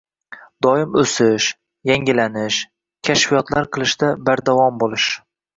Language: Uzbek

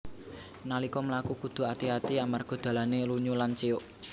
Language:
Javanese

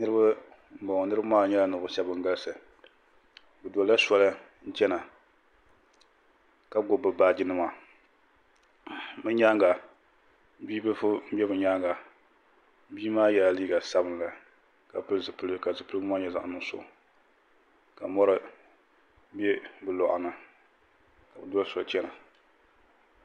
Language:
Dagbani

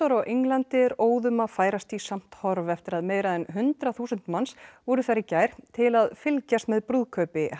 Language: Icelandic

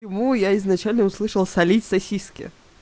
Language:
Russian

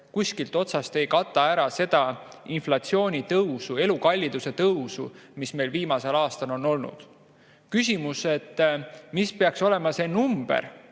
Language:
Estonian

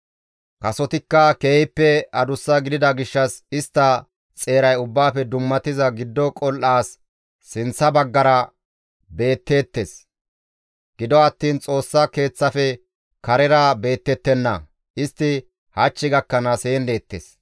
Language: Gamo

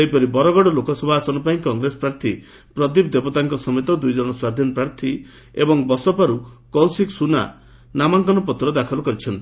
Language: Odia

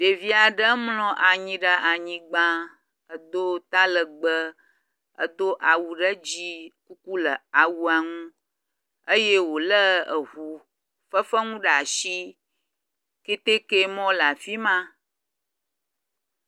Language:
Ewe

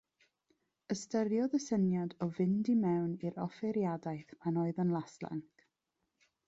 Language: Welsh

